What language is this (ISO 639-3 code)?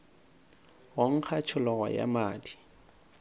nso